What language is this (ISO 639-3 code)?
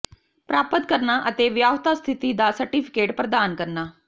pan